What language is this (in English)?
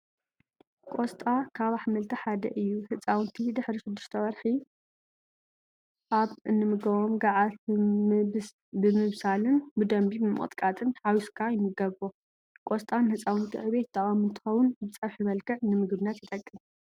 Tigrinya